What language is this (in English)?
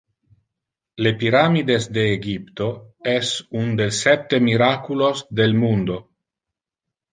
Interlingua